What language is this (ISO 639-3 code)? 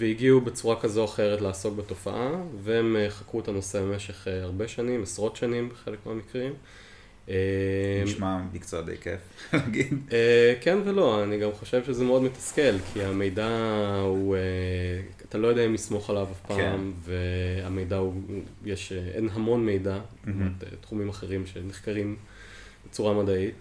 heb